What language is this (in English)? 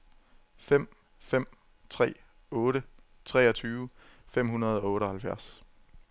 Danish